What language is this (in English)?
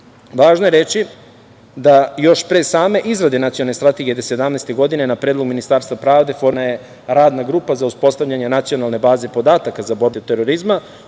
Serbian